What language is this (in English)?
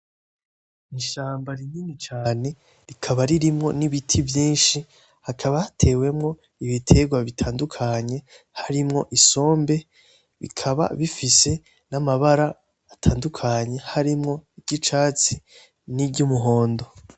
Rundi